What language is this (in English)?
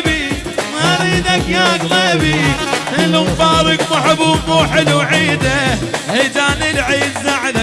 Arabic